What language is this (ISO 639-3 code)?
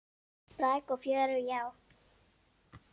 isl